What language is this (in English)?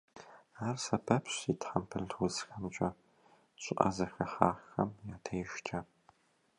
Kabardian